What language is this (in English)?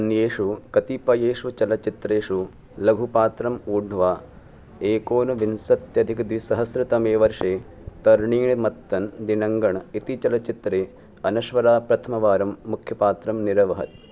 Sanskrit